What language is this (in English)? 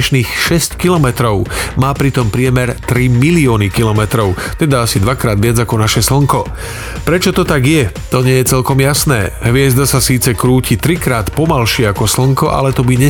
Slovak